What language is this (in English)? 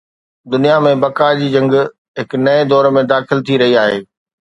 Sindhi